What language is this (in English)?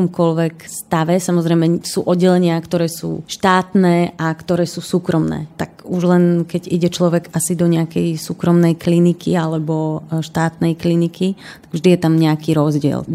Slovak